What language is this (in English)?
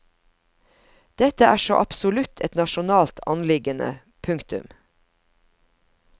Norwegian